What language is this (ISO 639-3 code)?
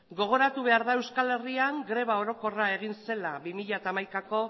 eus